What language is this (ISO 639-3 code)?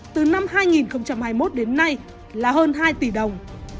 vie